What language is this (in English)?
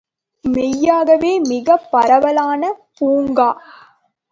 Tamil